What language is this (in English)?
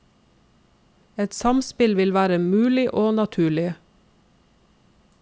Norwegian